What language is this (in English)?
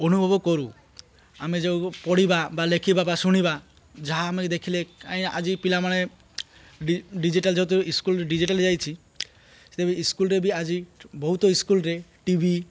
Odia